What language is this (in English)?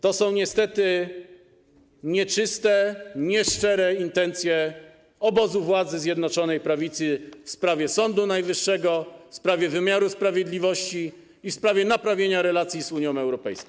Polish